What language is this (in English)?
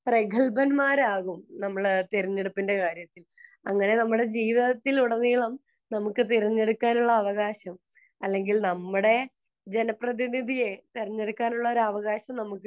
Malayalam